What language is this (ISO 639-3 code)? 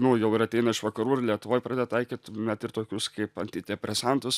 lit